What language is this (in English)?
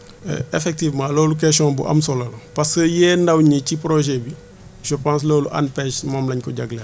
Wolof